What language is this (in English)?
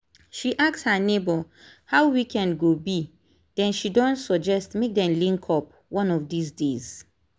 Nigerian Pidgin